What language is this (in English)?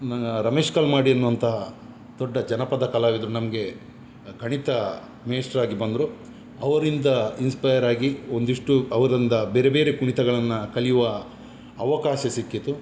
Kannada